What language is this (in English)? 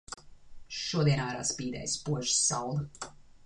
Latvian